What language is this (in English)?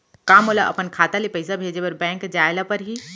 Chhattisgarhi